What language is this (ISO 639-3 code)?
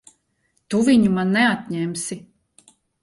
lav